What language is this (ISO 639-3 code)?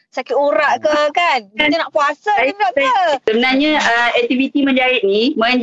msa